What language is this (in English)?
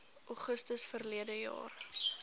Afrikaans